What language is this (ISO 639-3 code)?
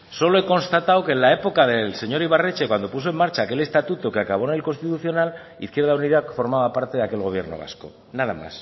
spa